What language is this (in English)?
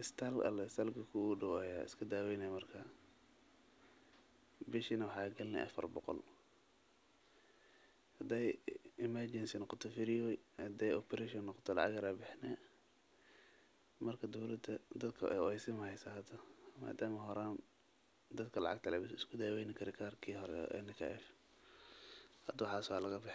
Somali